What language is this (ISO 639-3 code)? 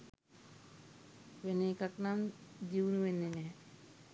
sin